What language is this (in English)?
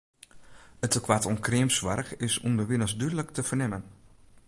Western Frisian